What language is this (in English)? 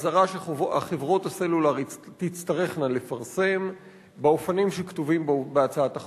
Hebrew